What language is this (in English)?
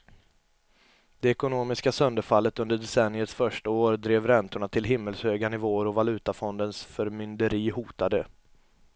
Swedish